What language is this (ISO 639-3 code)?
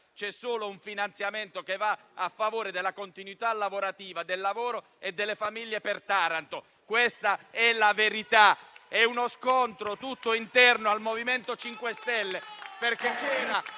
ita